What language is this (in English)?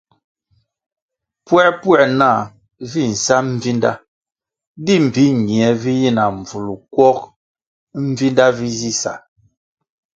Kwasio